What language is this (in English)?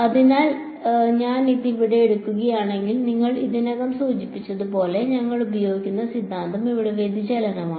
Malayalam